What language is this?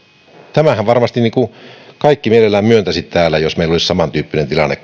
Finnish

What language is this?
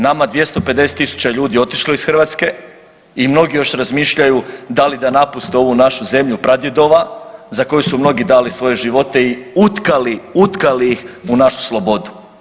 Croatian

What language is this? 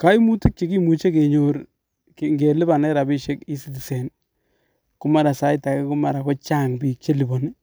Kalenjin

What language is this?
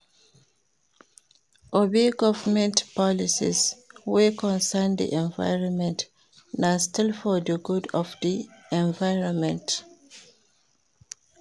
Nigerian Pidgin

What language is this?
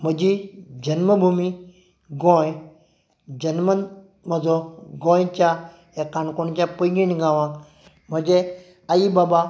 Konkani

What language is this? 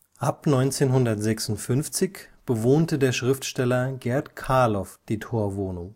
German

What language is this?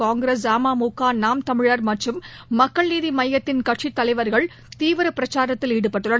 Tamil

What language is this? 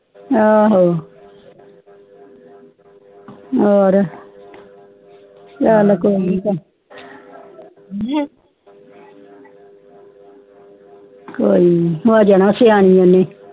Punjabi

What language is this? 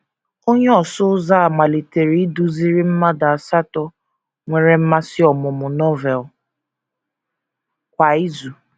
Igbo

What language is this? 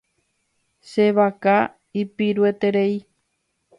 Guarani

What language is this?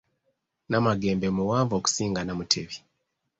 Ganda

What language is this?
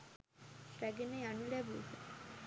Sinhala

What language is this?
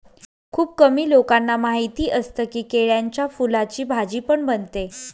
Marathi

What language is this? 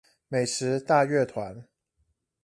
Chinese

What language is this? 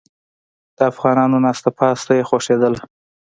Pashto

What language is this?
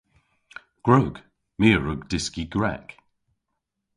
Cornish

